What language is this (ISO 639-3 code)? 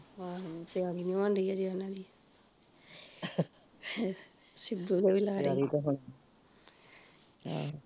pan